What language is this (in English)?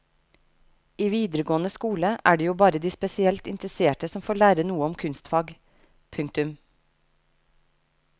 Norwegian